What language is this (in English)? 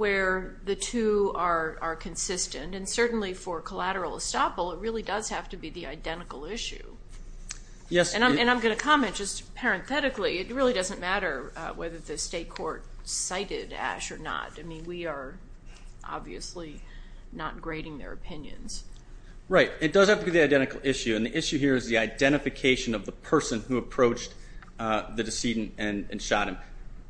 English